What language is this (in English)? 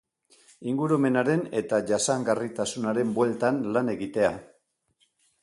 Basque